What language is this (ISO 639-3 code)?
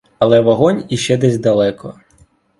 ukr